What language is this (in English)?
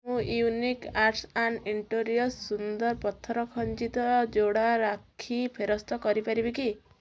Odia